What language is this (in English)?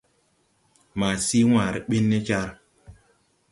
Tupuri